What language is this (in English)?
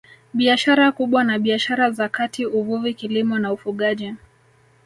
Swahili